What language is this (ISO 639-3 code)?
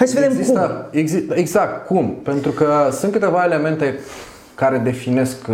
ron